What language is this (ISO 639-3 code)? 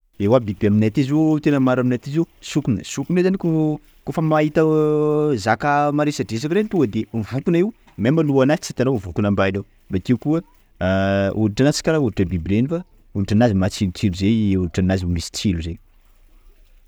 skg